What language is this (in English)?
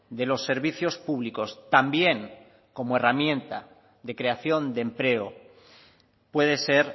Spanish